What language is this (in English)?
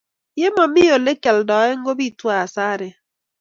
Kalenjin